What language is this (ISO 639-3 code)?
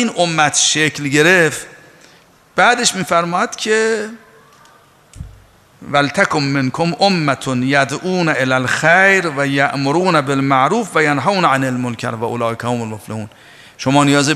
fas